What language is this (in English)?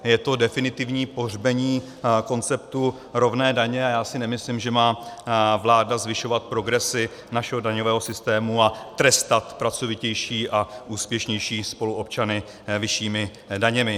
Czech